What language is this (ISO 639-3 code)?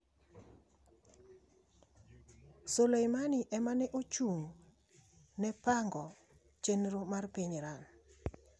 luo